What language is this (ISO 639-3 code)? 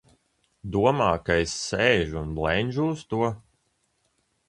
lav